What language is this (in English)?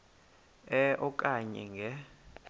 Xhosa